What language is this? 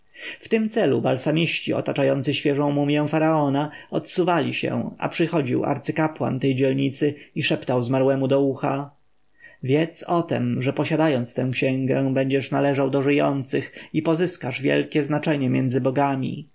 Polish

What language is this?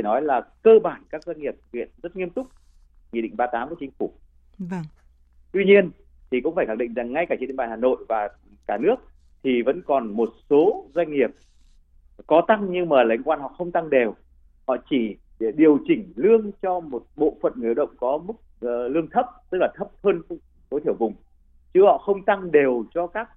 Vietnamese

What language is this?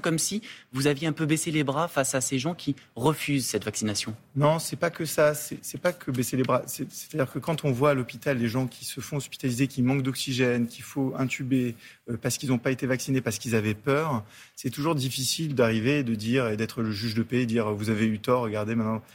French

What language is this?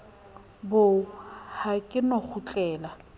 Southern Sotho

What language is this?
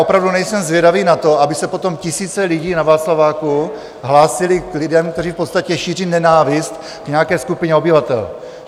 Czech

